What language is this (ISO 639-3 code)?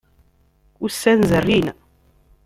kab